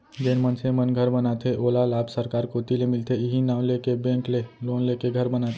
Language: Chhattisgarhi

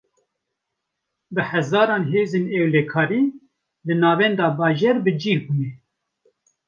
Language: Kurdish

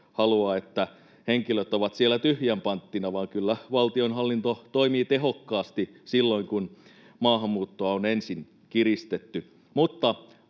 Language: Finnish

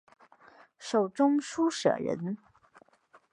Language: Chinese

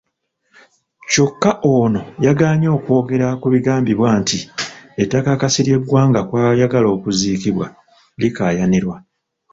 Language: Ganda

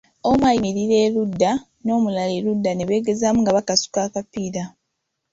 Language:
Ganda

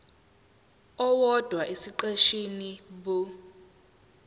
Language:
Zulu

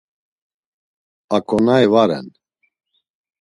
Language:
Laz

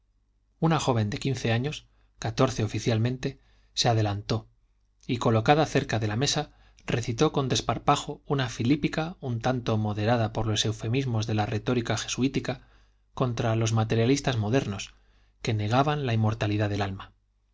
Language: Spanish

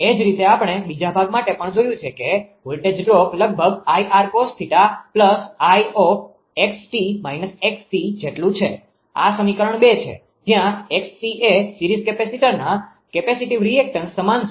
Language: Gujarati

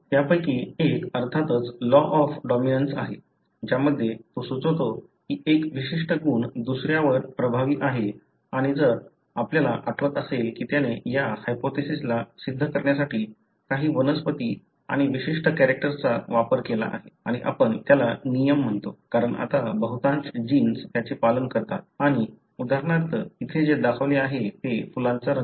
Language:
Marathi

